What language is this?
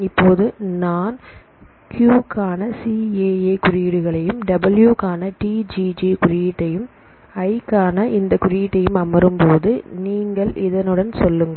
Tamil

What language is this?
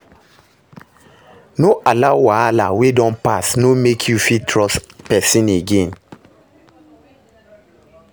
Nigerian Pidgin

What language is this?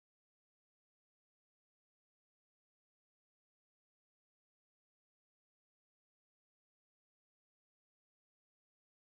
Malay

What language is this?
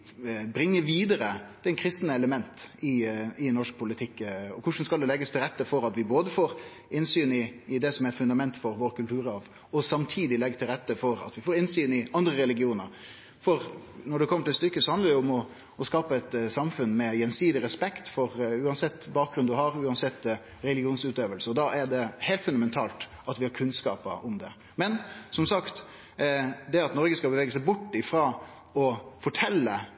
Norwegian Nynorsk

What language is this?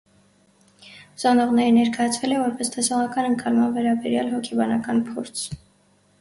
Armenian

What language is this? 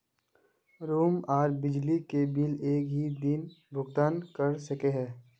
Magahi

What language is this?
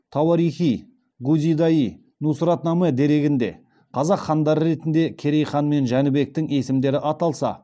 Kazakh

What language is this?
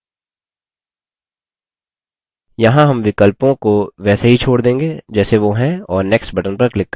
Hindi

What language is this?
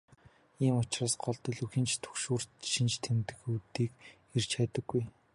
Mongolian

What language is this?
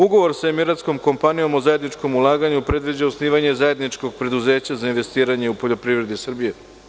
Serbian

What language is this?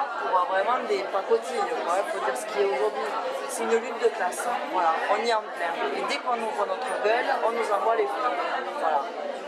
French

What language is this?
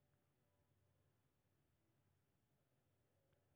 Maithili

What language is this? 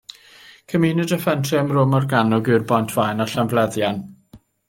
Welsh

